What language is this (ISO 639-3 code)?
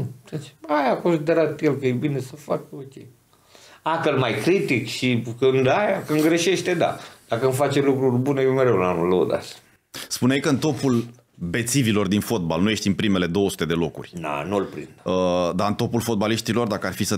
ron